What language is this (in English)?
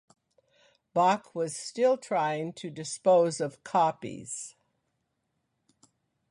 English